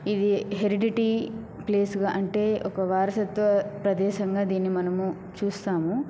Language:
Telugu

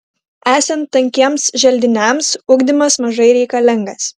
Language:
Lithuanian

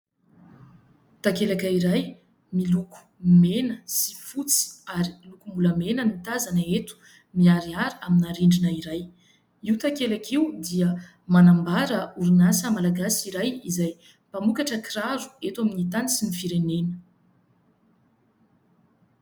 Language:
Malagasy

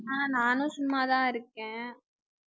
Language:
Tamil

